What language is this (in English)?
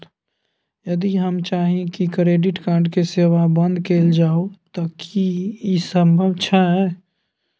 Maithili